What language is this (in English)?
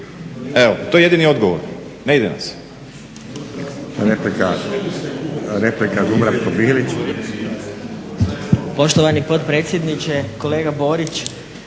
Croatian